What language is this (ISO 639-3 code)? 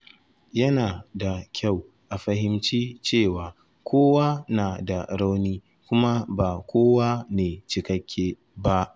hau